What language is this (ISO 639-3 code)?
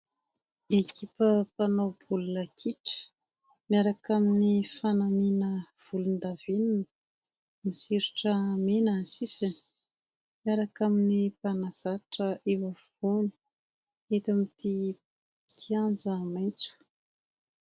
mlg